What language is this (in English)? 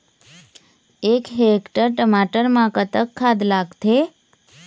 Chhattisgarhi